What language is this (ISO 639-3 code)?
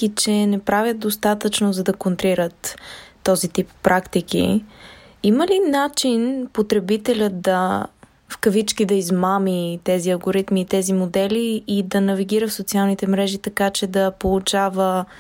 bul